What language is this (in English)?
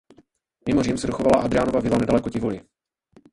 Czech